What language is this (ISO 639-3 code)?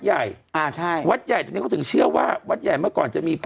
tha